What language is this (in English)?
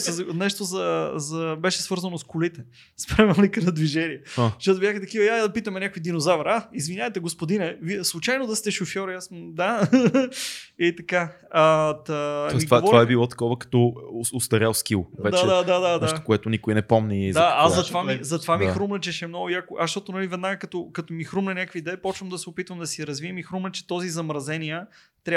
Bulgarian